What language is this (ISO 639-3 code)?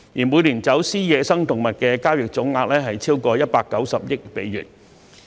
yue